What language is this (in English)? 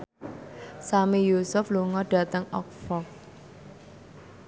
Javanese